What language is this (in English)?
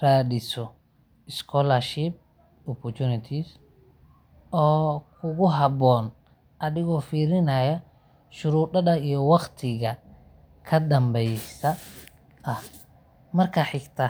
Somali